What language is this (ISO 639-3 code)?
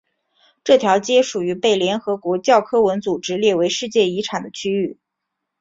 zho